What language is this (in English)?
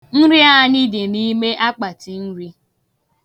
Igbo